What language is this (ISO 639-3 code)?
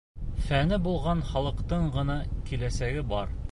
bak